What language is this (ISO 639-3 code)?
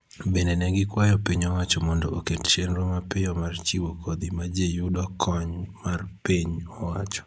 luo